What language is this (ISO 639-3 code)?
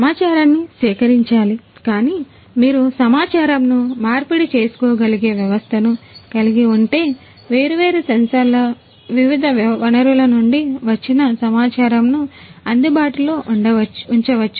tel